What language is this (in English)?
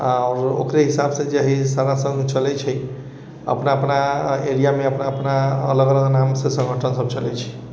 Maithili